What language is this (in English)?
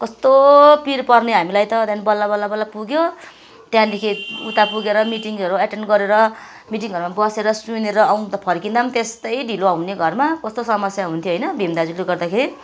Nepali